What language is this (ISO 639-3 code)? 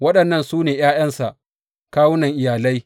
hau